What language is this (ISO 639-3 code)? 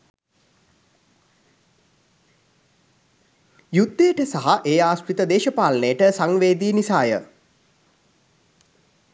sin